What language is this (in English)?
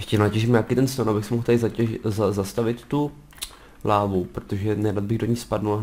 Czech